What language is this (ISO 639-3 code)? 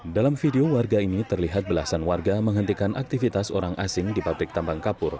ind